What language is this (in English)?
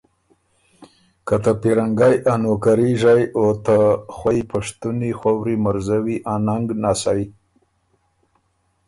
Ormuri